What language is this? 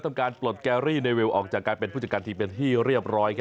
Thai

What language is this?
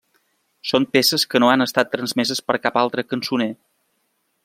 Catalan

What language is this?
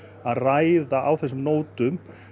Icelandic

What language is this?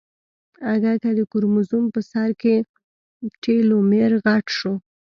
Pashto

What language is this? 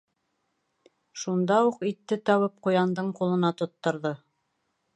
Bashkir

